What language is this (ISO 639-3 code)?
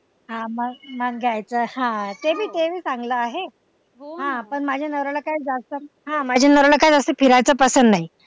mar